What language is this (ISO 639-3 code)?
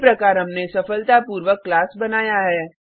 hin